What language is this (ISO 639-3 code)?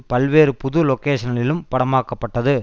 tam